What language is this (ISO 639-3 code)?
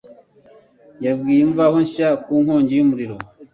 kin